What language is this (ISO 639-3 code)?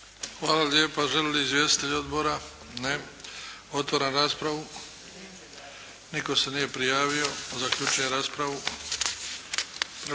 hrv